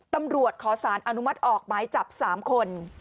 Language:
Thai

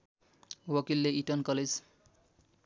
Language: Nepali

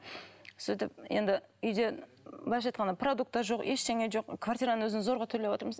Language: Kazakh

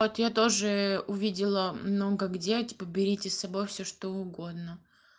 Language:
Russian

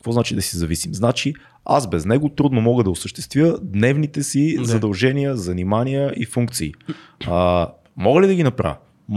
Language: Bulgarian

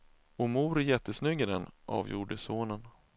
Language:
Swedish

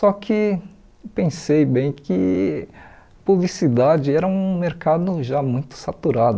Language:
Portuguese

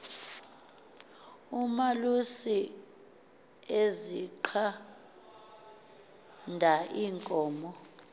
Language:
Xhosa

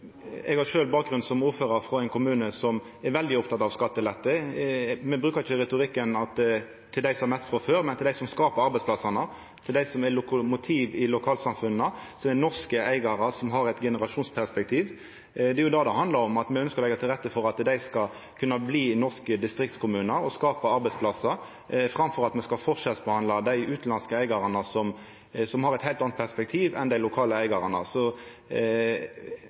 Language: Norwegian Nynorsk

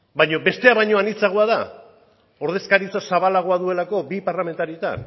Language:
Basque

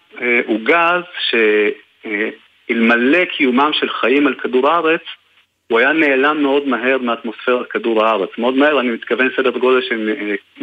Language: Hebrew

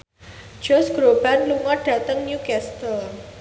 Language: Javanese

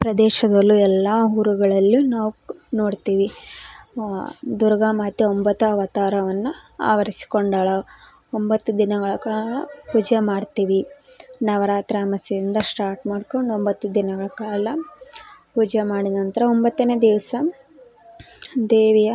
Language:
Kannada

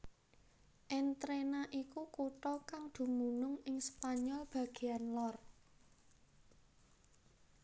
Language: Javanese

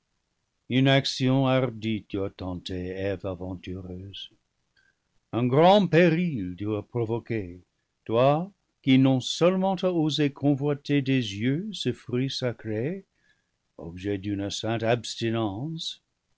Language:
French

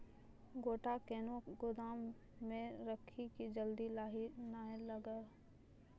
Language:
Maithili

